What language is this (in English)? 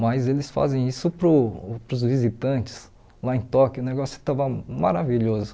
Portuguese